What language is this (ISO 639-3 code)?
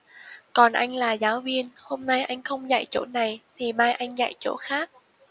vie